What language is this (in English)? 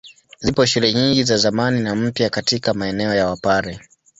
Swahili